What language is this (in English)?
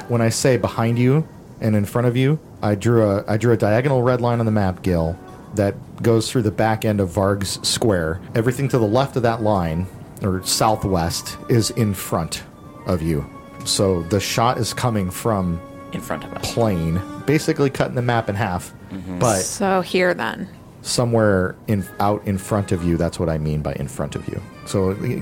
English